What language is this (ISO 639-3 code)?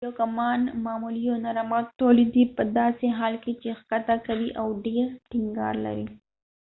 pus